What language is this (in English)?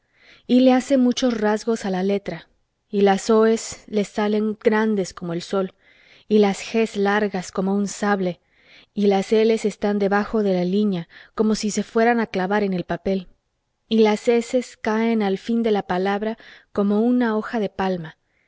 Spanish